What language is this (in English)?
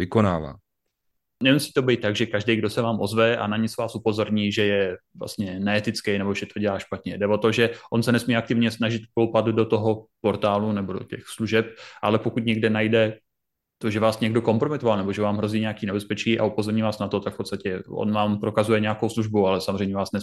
Czech